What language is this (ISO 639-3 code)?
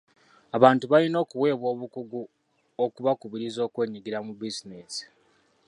lug